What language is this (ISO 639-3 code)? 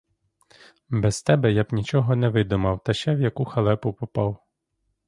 ukr